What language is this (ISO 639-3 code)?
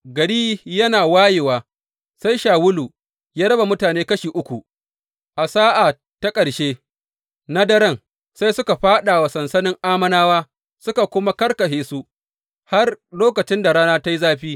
hau